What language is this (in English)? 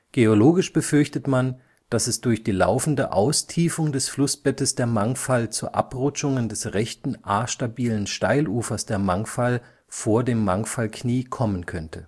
German